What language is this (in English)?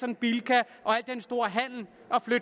Danish